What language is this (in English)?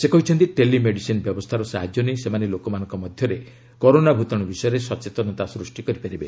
Odia